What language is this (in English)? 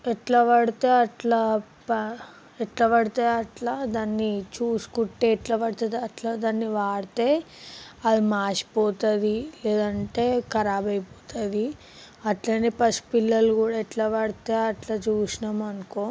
Telugu